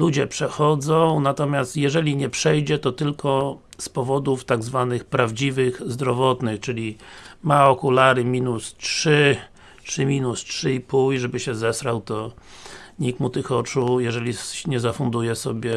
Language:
Polish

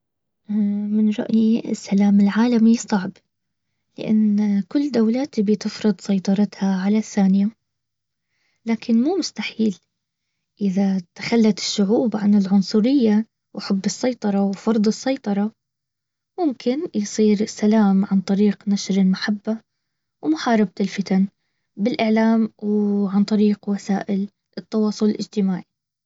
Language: Baharna Arabic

